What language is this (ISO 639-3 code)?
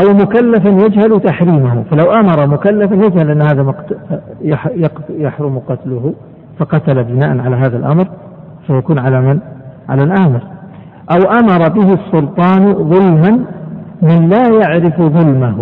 ara